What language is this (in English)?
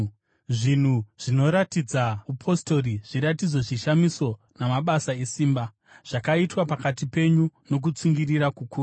Shona